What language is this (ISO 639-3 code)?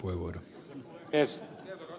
fin